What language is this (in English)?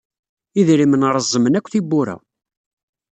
Kabyle